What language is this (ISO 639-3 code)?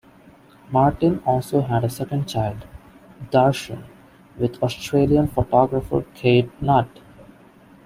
eng